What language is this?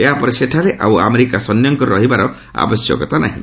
Odia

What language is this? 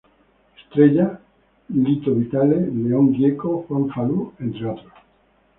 Spanish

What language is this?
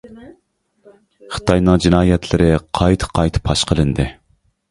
Uyghur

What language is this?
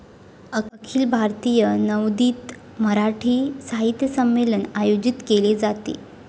Marathi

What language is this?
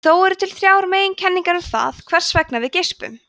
Icelandic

